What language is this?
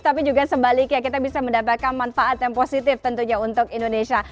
Indonesian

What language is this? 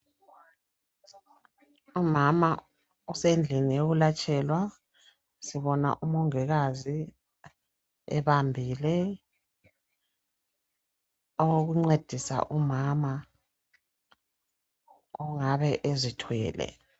North Ndebele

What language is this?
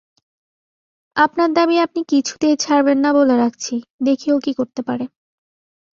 Bangla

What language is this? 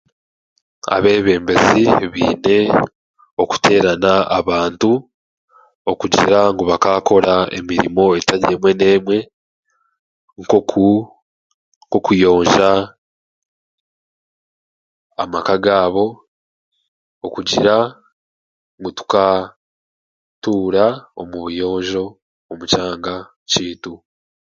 Chiga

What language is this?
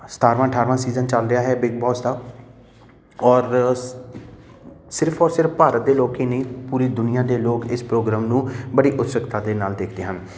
Punjabi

